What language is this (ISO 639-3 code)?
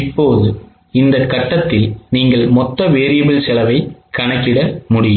tam